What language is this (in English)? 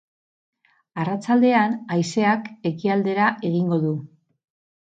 Basque